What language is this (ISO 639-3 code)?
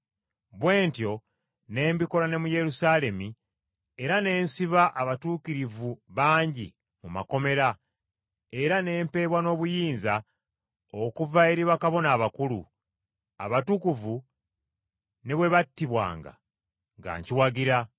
lug